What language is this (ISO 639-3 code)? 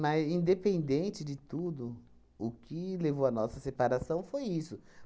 por